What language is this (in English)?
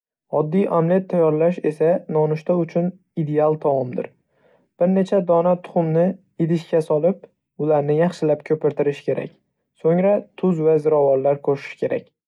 Uzbek